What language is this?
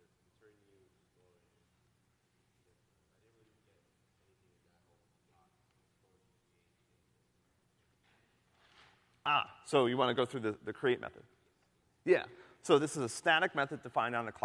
English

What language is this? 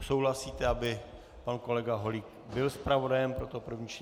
Czech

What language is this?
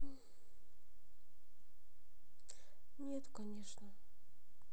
Russian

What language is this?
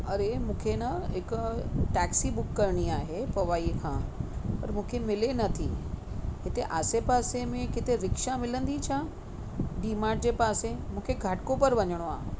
Sindhi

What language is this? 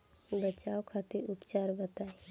Bhojpuri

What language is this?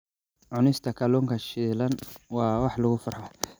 Somali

